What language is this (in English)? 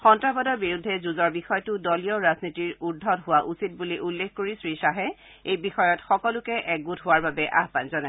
Assamese